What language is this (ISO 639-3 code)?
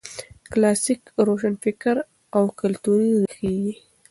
pus